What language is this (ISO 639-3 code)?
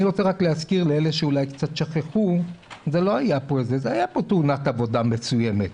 heb